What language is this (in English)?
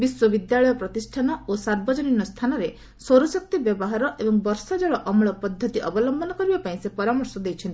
Odia